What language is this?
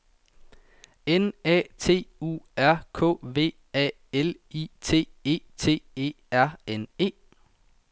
Danish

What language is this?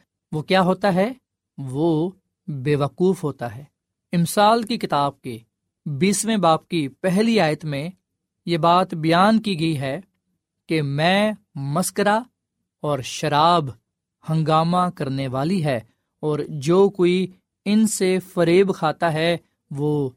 Urdu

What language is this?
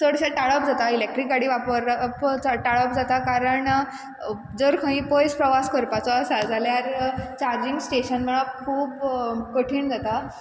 Konkani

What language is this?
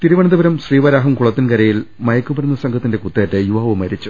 Malayalam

